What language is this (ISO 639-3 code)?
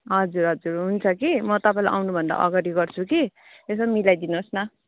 nep